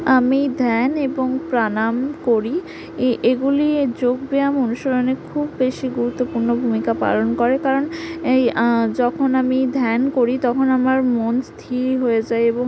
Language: Bangla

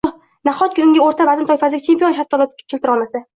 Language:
Uzbek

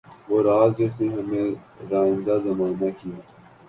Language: Urdu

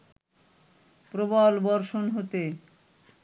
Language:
Bangla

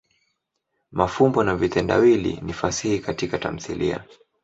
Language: Swahili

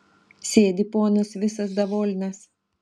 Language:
Lithuanian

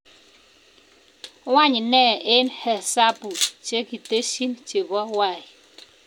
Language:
Kalenjin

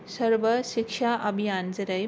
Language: Bodo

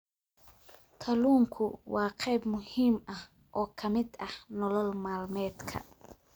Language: Somali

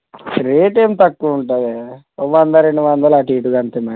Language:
Telugu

